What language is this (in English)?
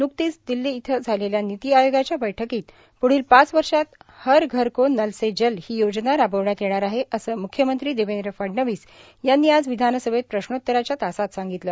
Marathi